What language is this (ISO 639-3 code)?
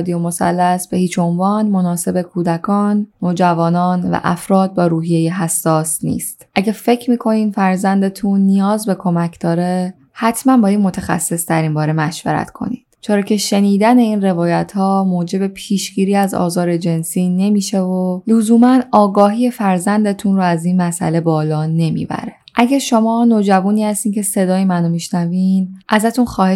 fas